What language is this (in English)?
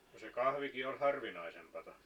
Finnish